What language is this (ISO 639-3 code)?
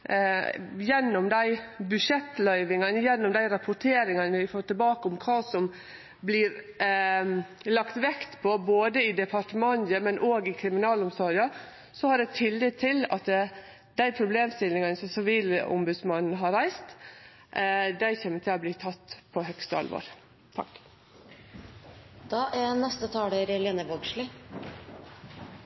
nno